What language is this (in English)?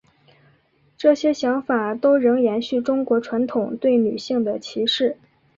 Chinese